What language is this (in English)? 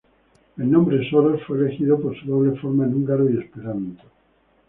Spanish